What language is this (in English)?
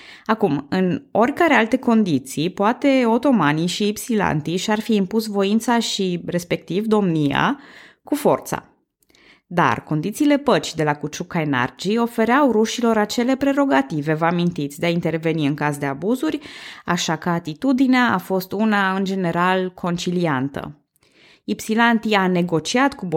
Romanian